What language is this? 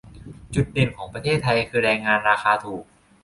Thai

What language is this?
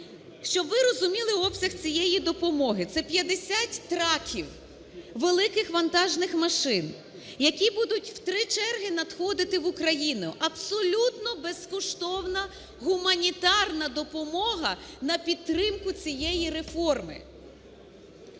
Ukrainian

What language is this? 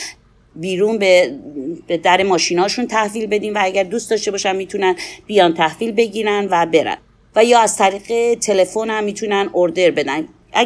Persian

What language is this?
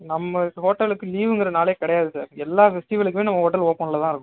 Tamil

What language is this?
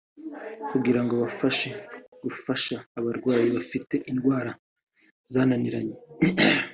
Kinyarwanda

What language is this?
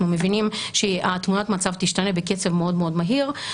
Hebrew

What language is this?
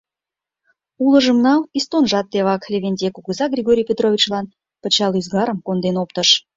Mari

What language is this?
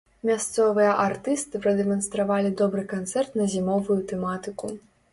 Belarusian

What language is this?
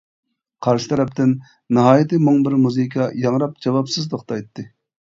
Uyghur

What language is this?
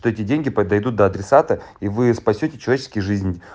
Russian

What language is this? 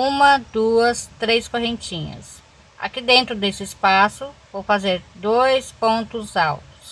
Portuguese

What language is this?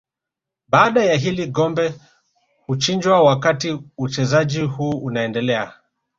Swahili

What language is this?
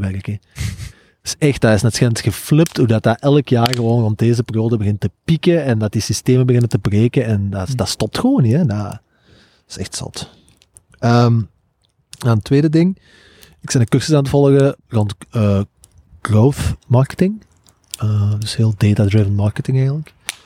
Dutch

